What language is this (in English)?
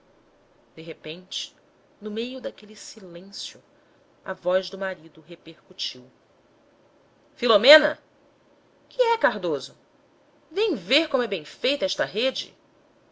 Portuguese